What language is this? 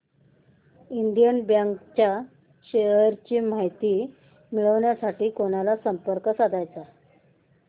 Marathi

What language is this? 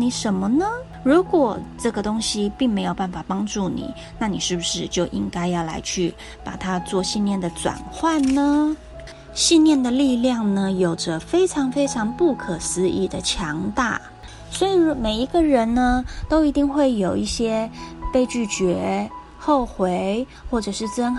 Chinese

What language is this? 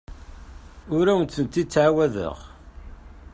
Kabyle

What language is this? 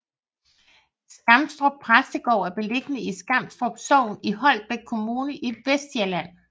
Danish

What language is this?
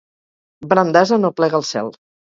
Catalan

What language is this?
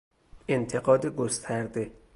Persian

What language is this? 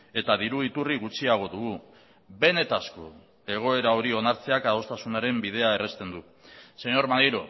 Basque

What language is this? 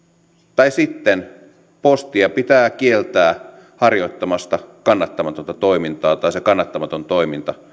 Finnish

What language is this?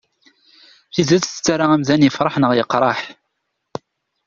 Kabyle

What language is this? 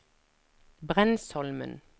Norwegian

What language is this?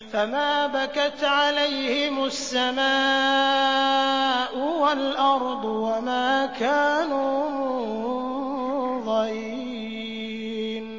Arabic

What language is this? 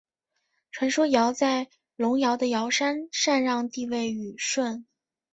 Chinese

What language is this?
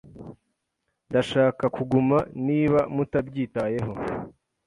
Kinyarwanda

